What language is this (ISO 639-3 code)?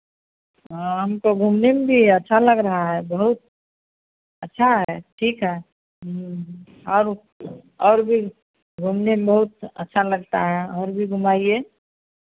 hin